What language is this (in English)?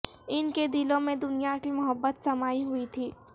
Urdu